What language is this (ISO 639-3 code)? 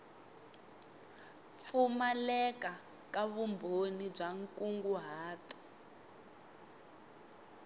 tso